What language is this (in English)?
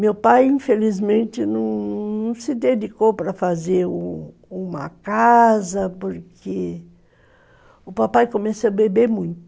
Portuguese